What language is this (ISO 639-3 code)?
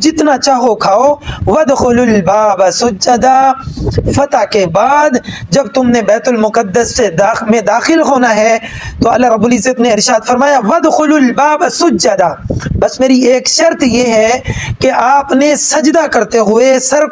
ara